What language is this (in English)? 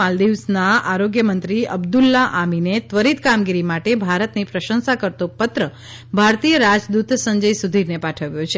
Gujarati